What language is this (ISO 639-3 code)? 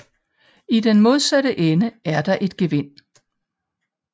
dan